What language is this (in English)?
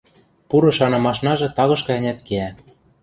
Western Mari